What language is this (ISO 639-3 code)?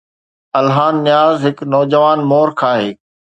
snd